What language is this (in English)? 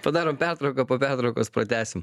Lithuanian